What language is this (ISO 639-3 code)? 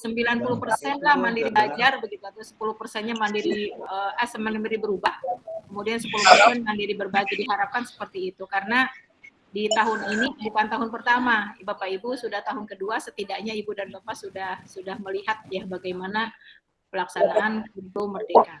ind